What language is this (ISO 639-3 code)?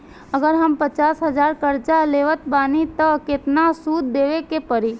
bho